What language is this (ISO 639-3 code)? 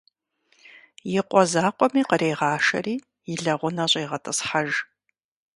kbd